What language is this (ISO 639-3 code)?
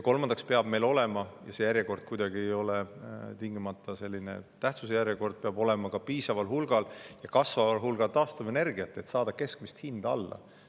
est